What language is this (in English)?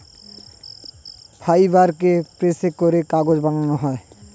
Bangla